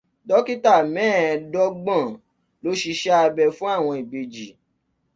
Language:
Yoruba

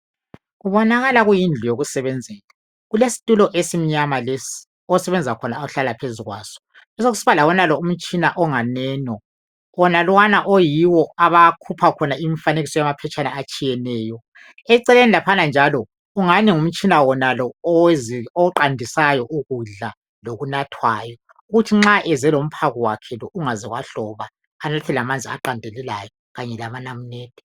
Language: North Ndebele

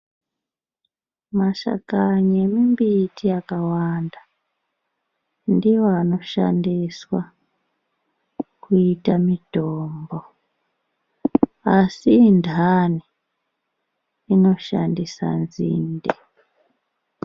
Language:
Ndau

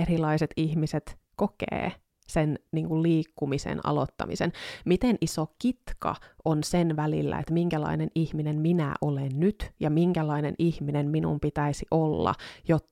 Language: Finnish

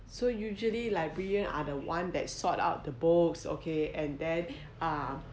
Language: English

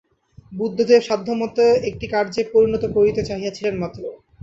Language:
Bangla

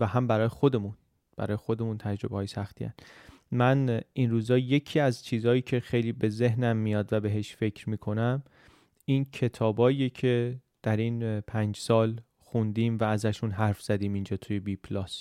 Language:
Persian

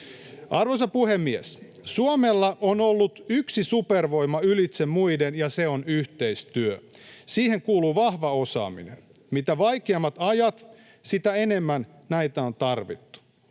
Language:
Finnish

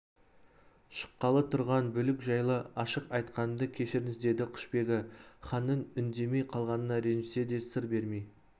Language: Kazakh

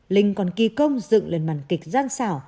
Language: Vietnamese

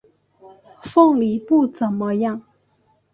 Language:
Chinese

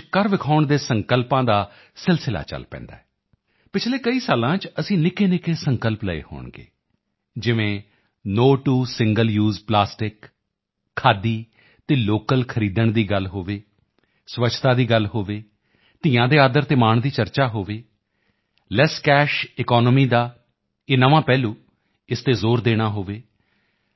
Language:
Punjabi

